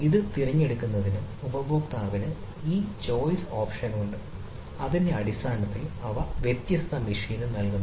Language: Malayalam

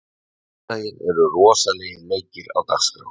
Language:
Icelandic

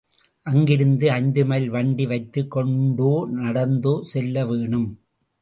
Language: Tamil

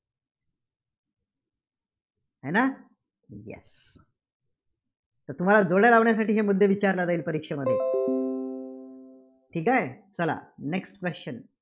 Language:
Marathi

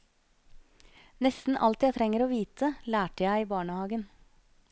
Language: Norwegian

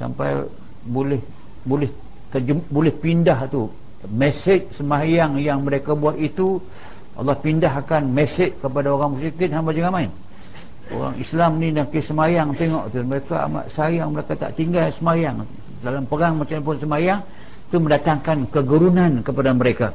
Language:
Malay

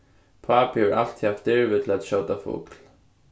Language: Faroese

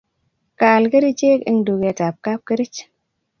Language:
Kalenjin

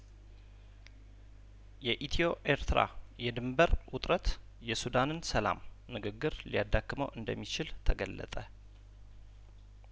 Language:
Amharic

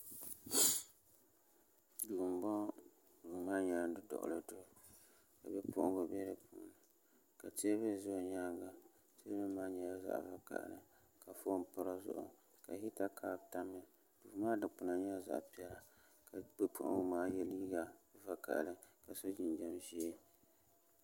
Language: Dagbani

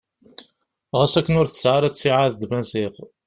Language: Kabyle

